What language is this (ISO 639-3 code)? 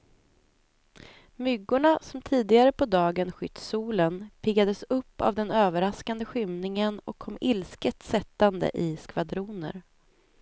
swe